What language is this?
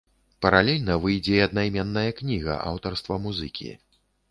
Belarusian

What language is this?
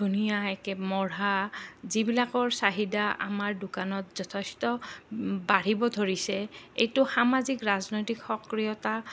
Assamese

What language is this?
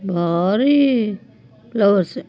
Kannada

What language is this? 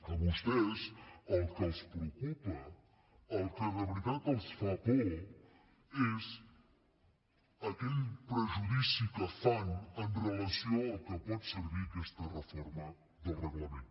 Catalan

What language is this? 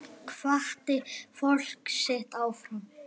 Icelandic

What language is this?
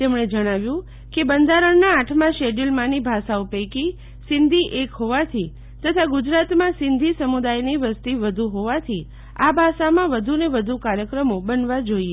Gujarati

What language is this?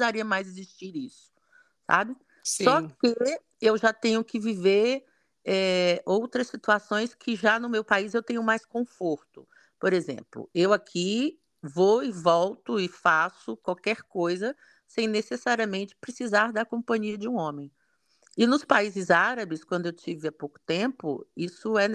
Portuguese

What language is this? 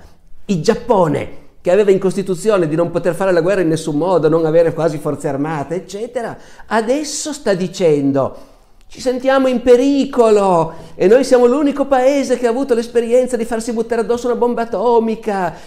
Italian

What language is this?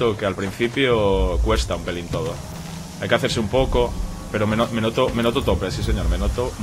Spanish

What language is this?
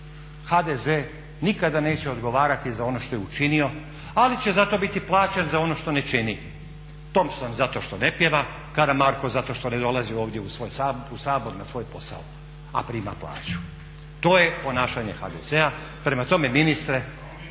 Croatian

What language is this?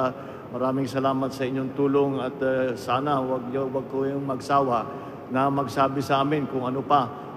Filipino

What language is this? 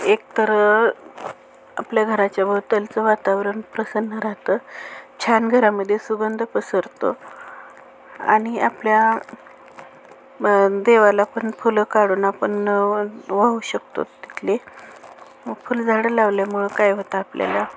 Marathi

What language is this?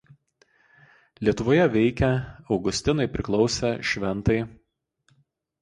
Lithuanian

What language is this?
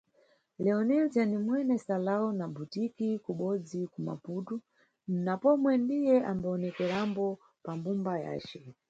Nyungwe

